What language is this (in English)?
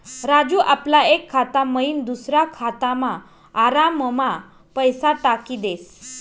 Marathi